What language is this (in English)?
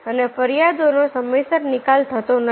Gujarati